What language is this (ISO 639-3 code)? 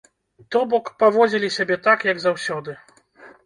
bel